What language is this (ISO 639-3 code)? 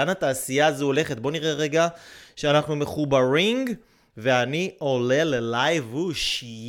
heb